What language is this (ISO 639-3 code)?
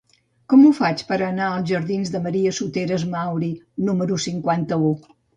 cat